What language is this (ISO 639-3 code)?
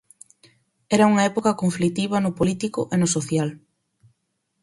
glg